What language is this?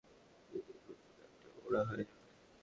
Bangla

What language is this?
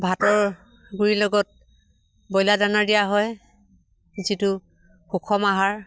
Assamese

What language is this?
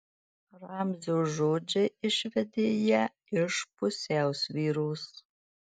Lithuanian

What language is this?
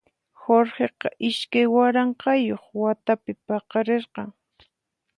Puno Quechua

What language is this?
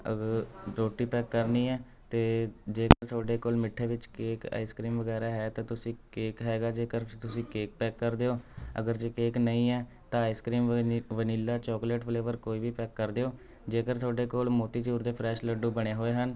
Punjabi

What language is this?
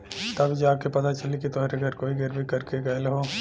Bhojpuri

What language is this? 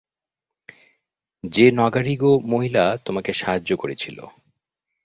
Bangla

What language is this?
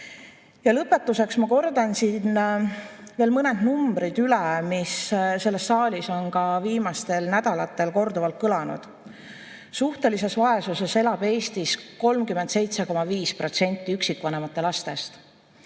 Estonian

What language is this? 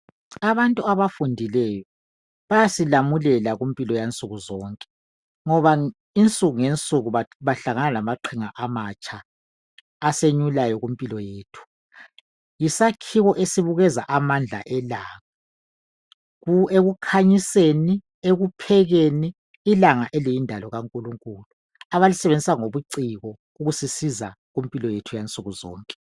North Ndebele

